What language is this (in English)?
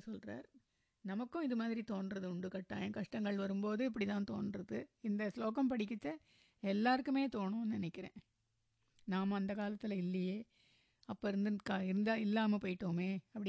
Tamil